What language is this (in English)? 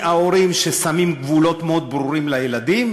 Hebrew